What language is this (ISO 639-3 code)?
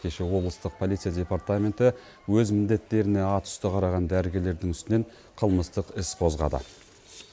kaz